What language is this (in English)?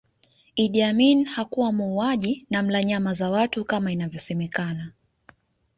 Swahili